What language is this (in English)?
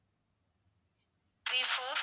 Tamil